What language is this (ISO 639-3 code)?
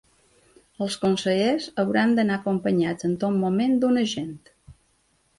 cat